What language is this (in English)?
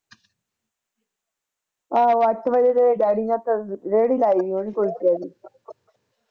Punjabi